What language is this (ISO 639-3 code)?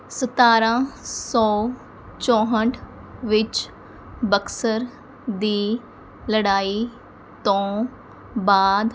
pan